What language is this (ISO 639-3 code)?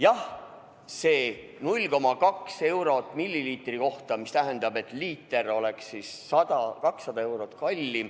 est